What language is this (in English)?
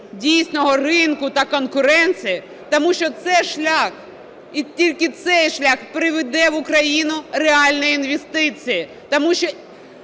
Ukrainian